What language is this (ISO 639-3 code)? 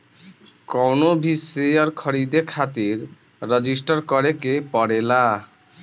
bho